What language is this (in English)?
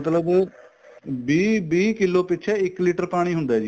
Punjabi